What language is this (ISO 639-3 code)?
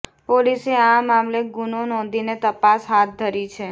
guj